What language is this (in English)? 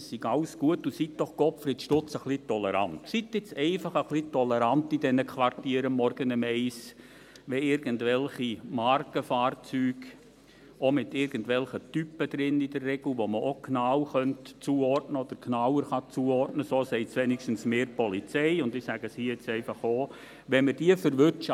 Swiss German